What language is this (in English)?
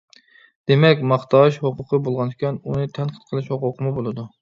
Uyghur